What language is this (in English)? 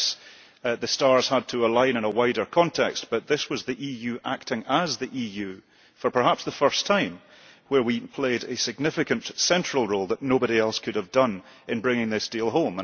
English